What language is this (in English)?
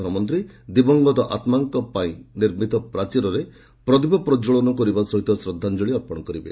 Odia